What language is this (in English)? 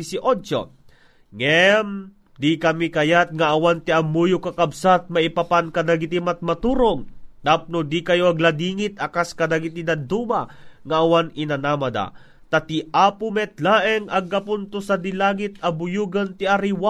Filipino